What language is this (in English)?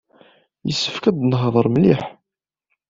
Kabyle